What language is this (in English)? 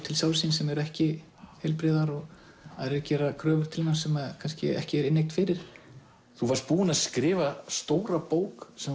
Icelandic